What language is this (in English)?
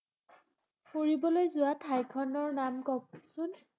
Assamese